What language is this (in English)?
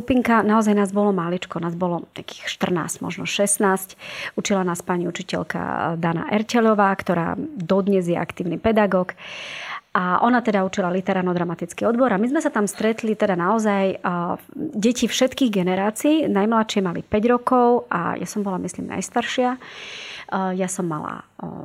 Slovak